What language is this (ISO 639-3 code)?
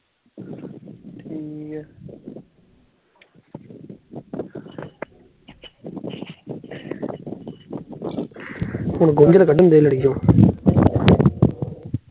pan